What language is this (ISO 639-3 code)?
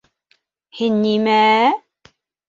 bak